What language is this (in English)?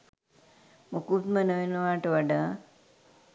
Sinhala